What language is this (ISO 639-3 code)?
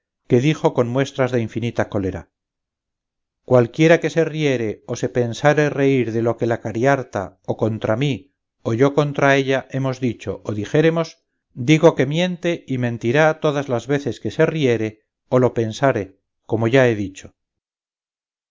spa